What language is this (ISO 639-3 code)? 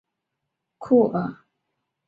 zho